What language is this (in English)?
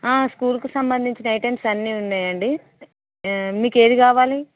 Telugu